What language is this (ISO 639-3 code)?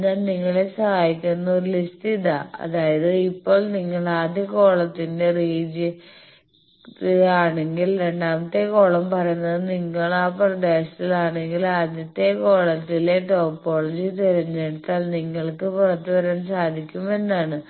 mal